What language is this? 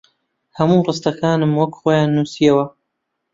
Central Kurdish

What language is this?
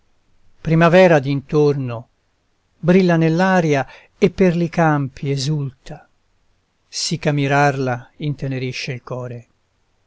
Italian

